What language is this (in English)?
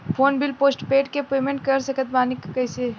Bhojpuri